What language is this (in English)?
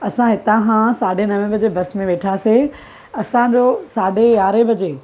Sindhi